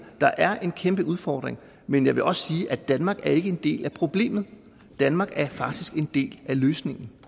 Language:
Danish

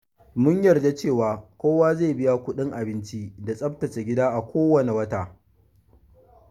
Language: Hausa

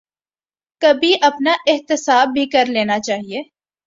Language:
Urdu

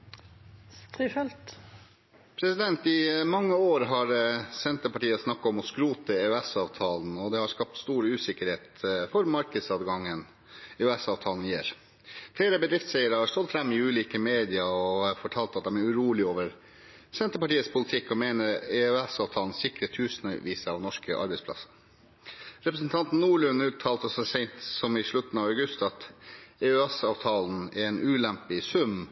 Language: Norwegian Bokmål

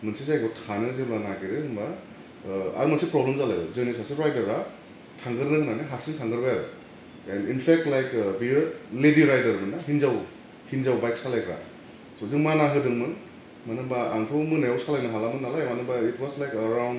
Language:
Bodo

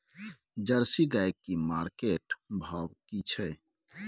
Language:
Maithili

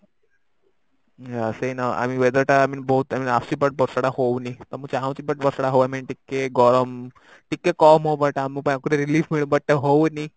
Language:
Odia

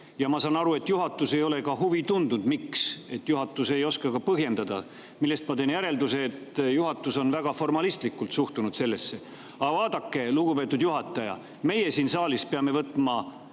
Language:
Estonian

